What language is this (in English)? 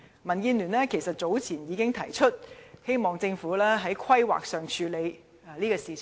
Cantonese